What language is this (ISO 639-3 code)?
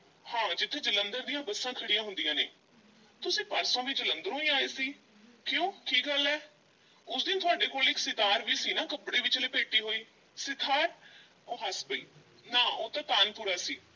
pan